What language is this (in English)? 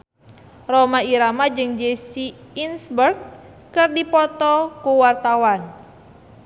Sundanese